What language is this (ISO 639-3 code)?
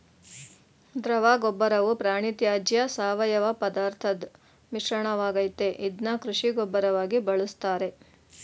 kan